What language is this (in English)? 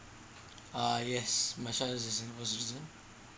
English